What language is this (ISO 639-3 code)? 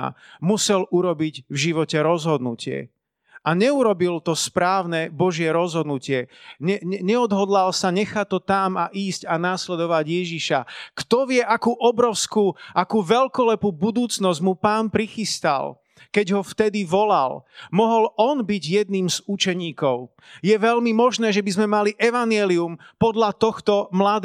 slk